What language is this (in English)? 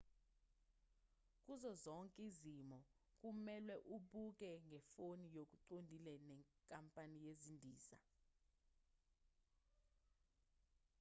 Zulu